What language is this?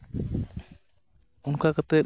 Santali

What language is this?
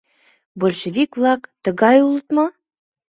Mari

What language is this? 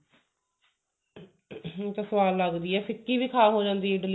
Punjabi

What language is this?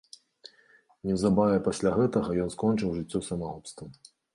Belarusian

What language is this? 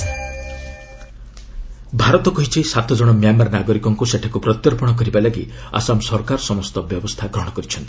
Odia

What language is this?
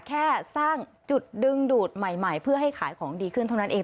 Thai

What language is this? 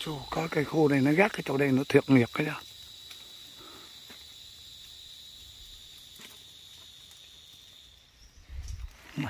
Vietnamese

